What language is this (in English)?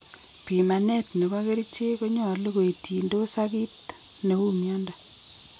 Kalenjin